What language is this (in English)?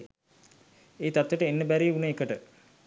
Sinhala